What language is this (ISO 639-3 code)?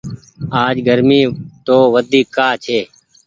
gig